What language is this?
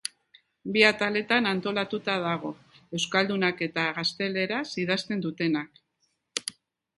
Basque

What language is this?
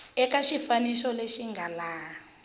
Tsonga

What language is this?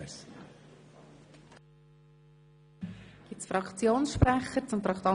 Swiss German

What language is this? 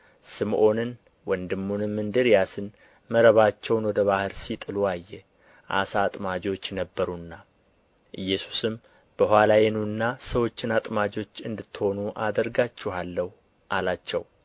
Amharic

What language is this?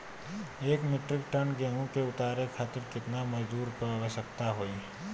Bhojpuri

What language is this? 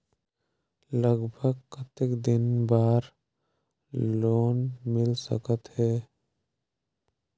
Chhattisgarhi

